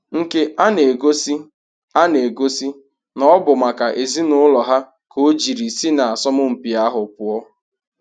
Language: Igbo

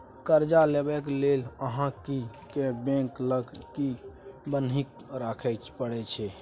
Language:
Maithili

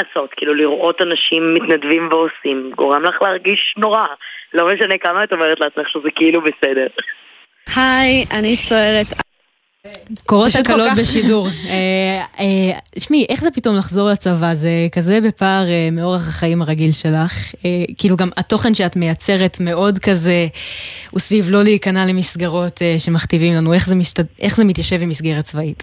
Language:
Hebrew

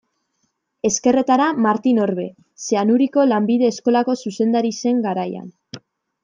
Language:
Basque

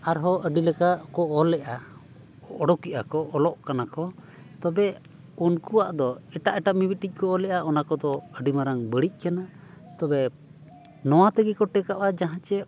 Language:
Santali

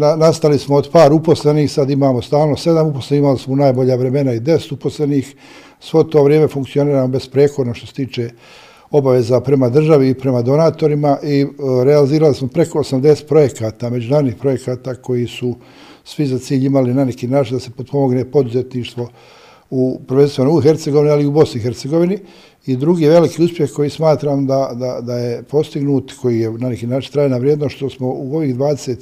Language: Croatian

